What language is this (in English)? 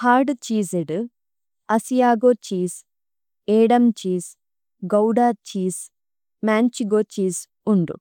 Tulu